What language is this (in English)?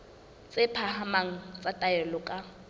Southern Sotho